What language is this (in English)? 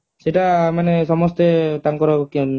Odia